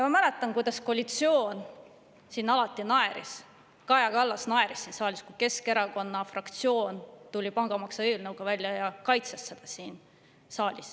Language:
Estonian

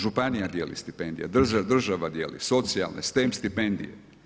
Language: Croatian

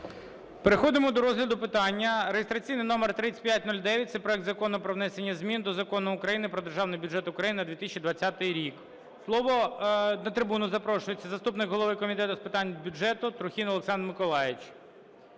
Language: Ukrainian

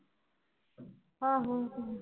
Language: Punjabi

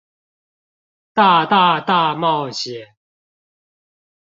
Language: Chinese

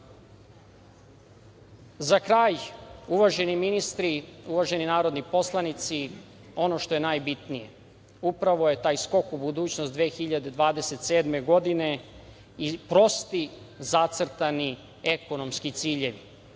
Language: Serbian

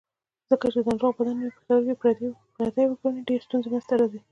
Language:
Pashto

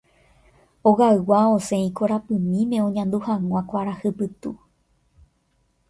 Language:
Guarani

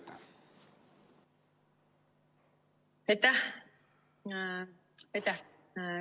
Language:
Estonian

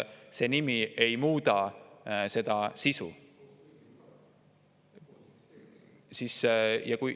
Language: Estonian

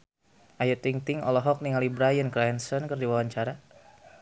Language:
Sundanese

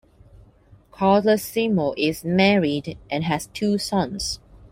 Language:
English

